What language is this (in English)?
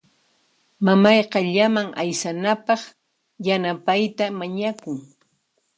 Puno Quechua